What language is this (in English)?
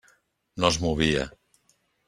Catalan